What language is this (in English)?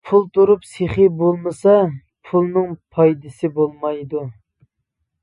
Uyghur